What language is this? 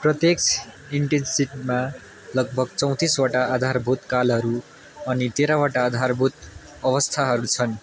Nepali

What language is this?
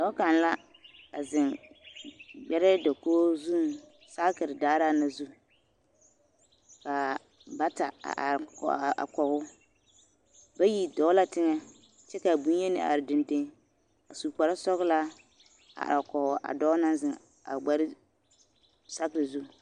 Southern Dagaare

